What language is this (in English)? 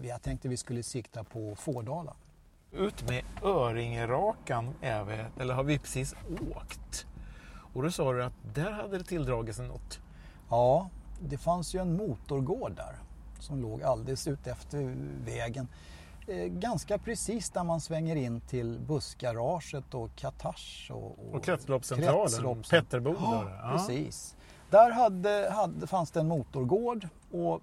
Swedish